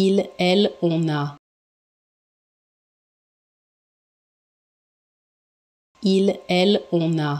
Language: Norwegian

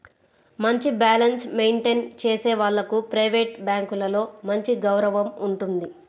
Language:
Telugu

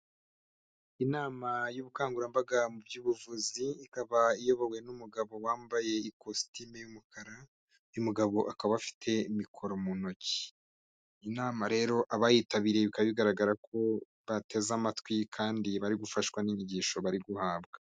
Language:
Kinyarwanda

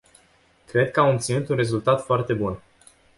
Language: Romanian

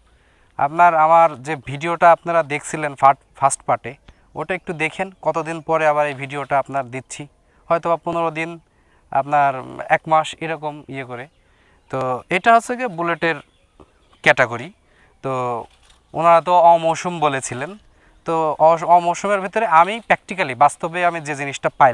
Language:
Bangla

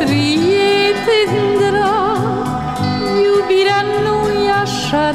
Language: Romanian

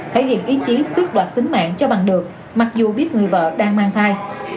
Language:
Vietnamese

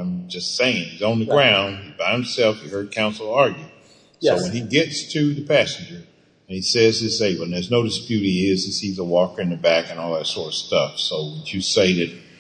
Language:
English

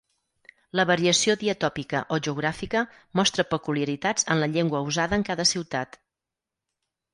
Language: Catalan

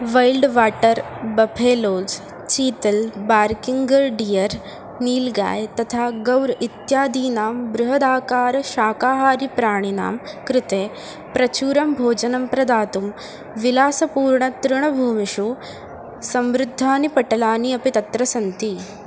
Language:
Sanskrit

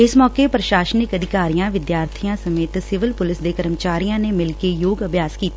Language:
Punjabi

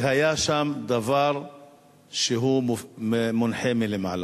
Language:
Hebrew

